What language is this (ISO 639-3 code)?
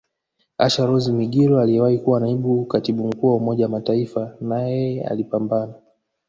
swa